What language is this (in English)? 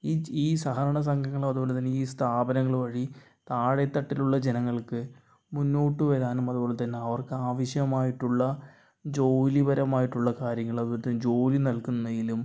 Malayalam